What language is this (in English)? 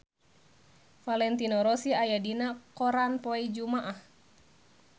Sundanese